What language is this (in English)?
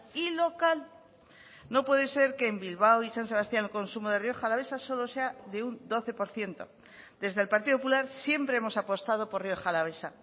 Spanish